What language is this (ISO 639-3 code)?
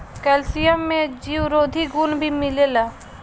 bho